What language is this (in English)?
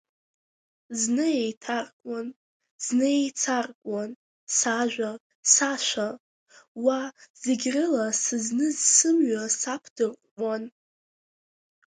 Abkhazian